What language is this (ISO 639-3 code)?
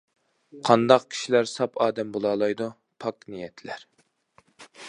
uig